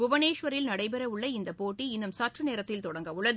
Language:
Tamil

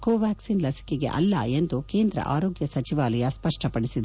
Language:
Kannada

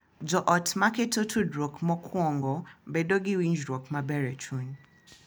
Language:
Luo (Kenya and Tanzania)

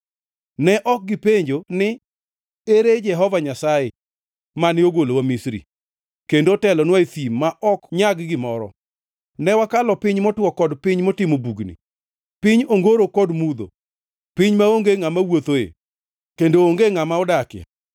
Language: Luo (Kenya and Tanzania)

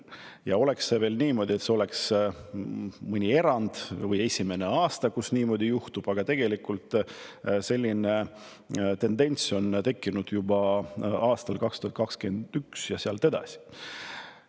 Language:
Estonian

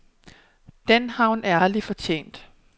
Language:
Danish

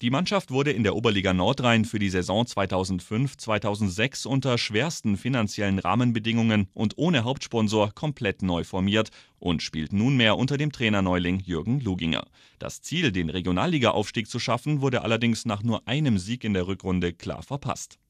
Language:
German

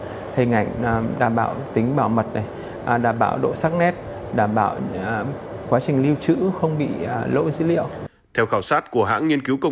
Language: Vietnamese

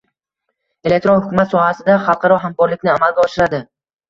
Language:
Uzbek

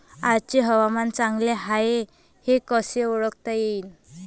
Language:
Marathi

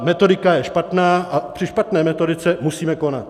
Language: Czech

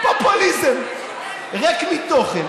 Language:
Hebrew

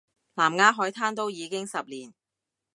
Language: Cantonese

